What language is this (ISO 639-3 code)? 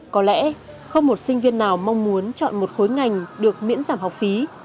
vie